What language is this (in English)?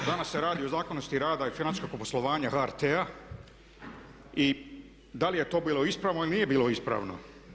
Croatian